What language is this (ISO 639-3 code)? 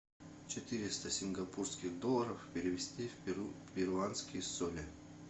rus